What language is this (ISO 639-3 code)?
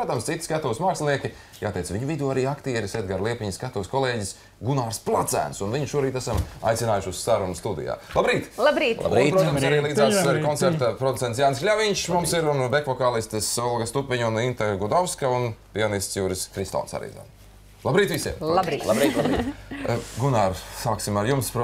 lav